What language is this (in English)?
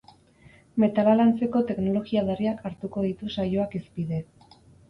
Basque